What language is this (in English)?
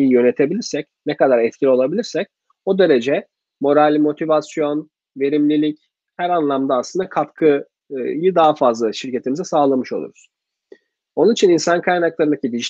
Turkish